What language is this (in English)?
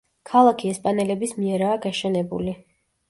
Georgian